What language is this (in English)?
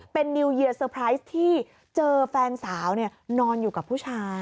Thai